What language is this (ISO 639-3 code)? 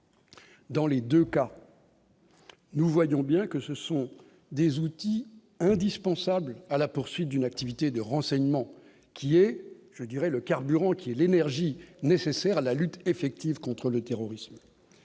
fra